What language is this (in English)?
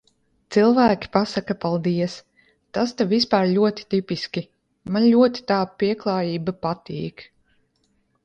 Latvian